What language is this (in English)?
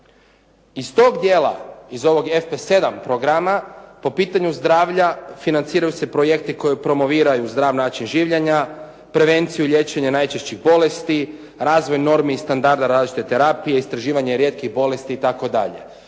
Croatian